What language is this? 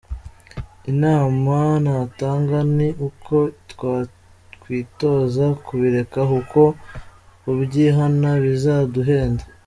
Kinyarwanda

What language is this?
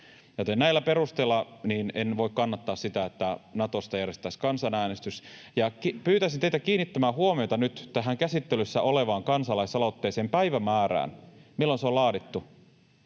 Finnish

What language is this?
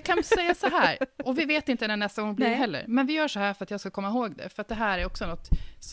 Swedish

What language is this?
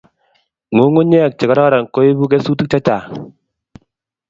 Kalenjin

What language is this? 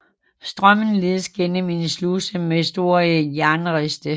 Danish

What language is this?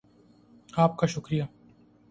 Urdu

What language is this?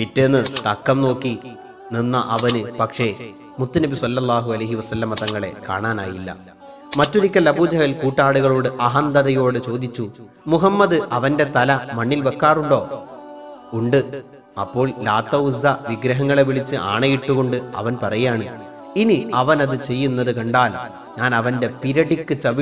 Indonesian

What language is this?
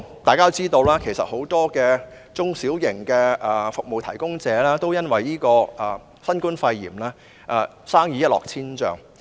Cantonese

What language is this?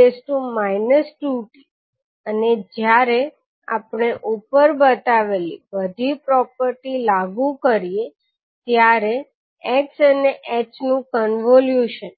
Gujarati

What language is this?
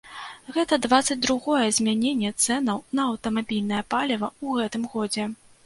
Belarusian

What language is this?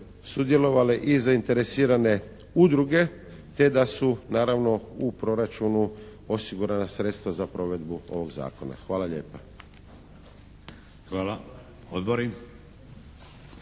Croatian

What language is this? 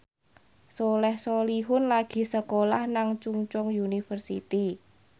Javanese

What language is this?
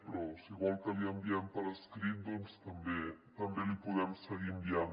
Catalan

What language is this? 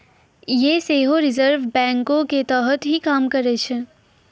Maithili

